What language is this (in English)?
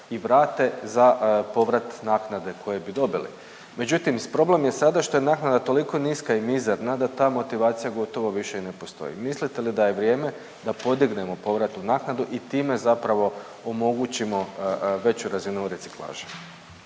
Croatian